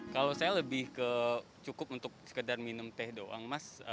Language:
Indonesian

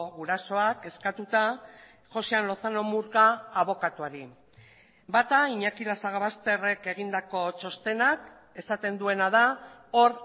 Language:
Basque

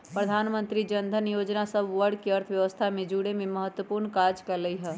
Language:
Magahi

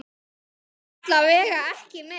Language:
Icelandic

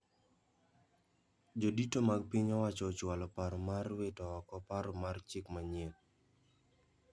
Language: Luo (Kenya and Tanzania)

